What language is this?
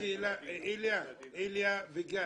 Hebrew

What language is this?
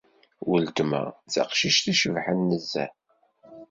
Kabyle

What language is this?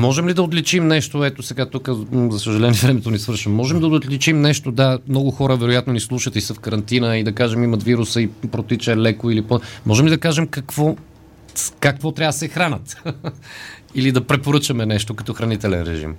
Bulgarian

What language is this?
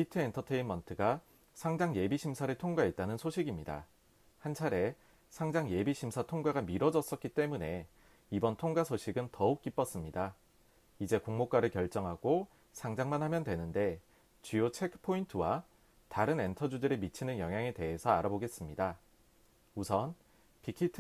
Korean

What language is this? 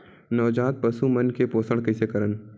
Chhattisgarhi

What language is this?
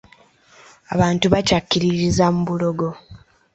Ganda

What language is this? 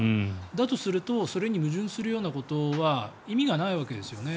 Japanese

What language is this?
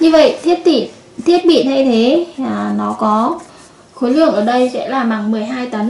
Vietnamese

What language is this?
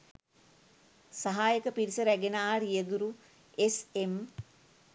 Sinhala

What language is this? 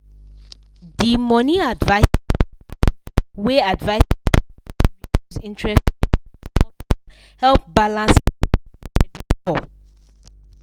Nigerian Pidgin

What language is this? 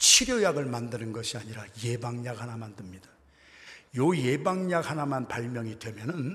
Korean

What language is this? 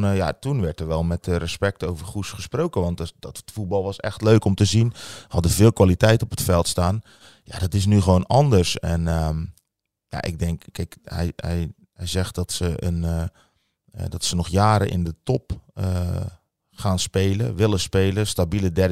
Dutch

